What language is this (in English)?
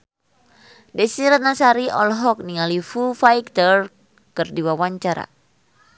Sundanese